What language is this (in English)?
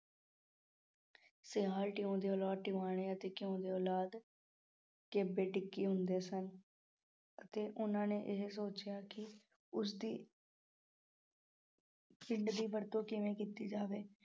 Punjabi